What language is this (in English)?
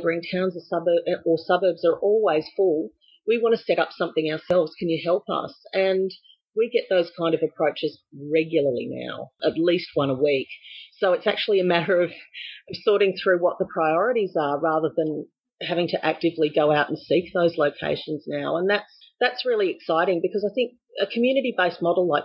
English